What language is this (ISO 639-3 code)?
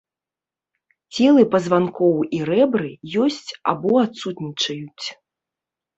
bel